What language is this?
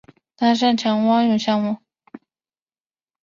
Chinese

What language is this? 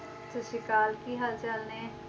Punjabi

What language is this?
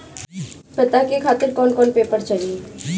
Bhojpuri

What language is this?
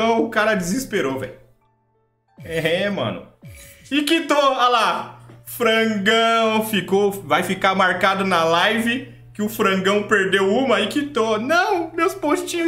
Portuguese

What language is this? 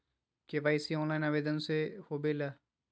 Magahi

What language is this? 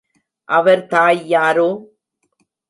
Tamil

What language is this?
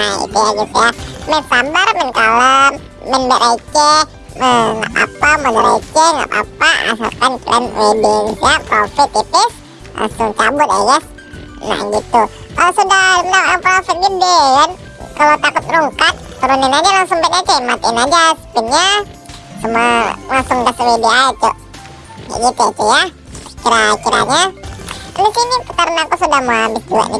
Indonesian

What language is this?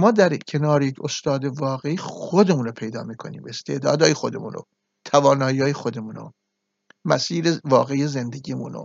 Persian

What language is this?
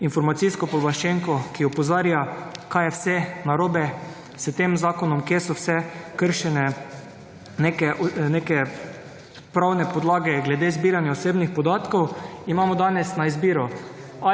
Slovenian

